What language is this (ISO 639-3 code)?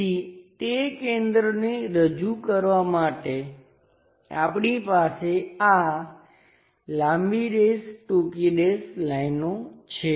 guj